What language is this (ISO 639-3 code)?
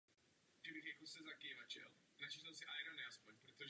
ces